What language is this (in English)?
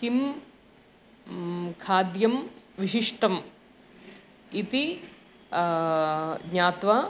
Sanskrit